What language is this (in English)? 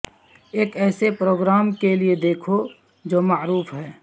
Urdu